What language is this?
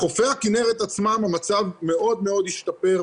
Hebrew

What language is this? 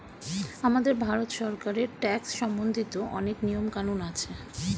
Bangla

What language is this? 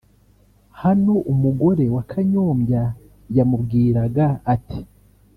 Kinyarwanda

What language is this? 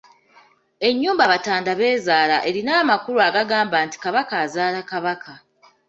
Ganda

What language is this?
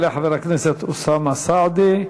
Hebrew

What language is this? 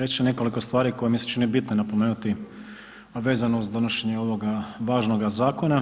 Croatian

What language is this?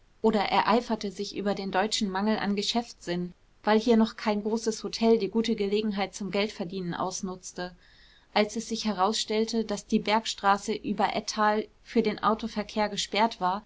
German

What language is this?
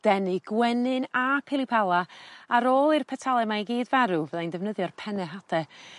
Welsh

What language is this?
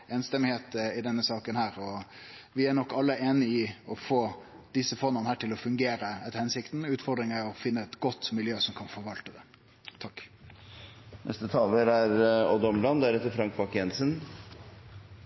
Norwegian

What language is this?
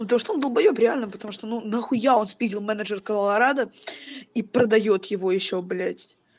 Russian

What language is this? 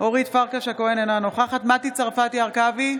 Hebrew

